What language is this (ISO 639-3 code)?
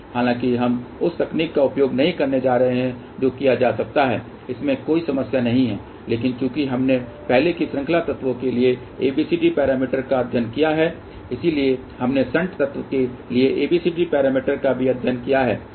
hin